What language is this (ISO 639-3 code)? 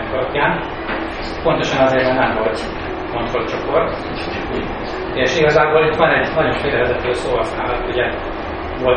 hun